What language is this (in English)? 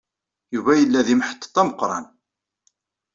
Kabyle